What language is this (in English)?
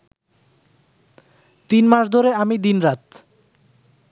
Bangla